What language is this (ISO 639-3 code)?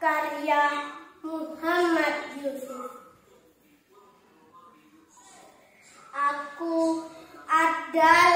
ind